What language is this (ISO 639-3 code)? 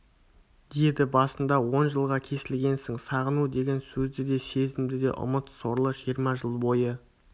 kaz